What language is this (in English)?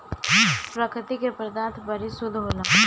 Bhojpuri